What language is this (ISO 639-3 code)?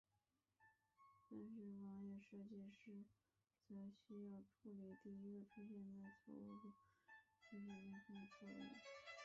zho